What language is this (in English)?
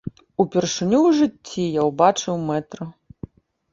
Belarusian